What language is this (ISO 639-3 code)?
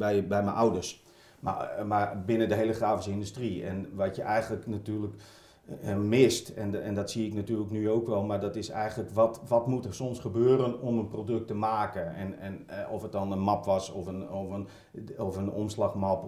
nld